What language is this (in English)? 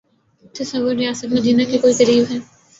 Urdu